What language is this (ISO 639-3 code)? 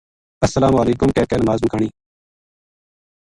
gju